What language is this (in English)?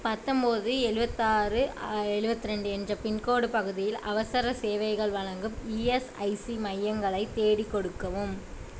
Tamil